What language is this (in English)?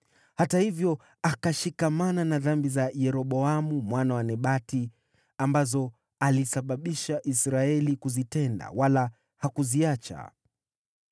Swahili